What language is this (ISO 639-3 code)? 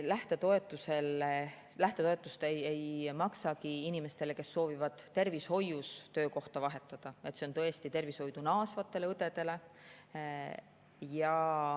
est